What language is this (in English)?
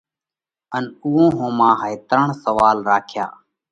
Parkari Koli